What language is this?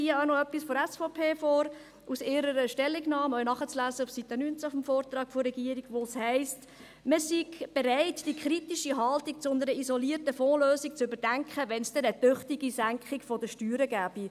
Swiss German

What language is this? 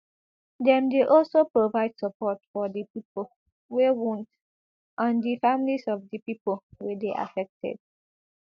Nigerian Pidgin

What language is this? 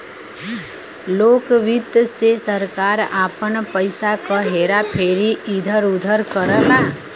Bhojpuri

